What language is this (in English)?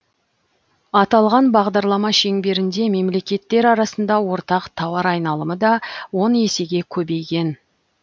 Kazakh